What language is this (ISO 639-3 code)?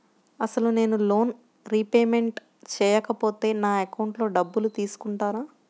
tel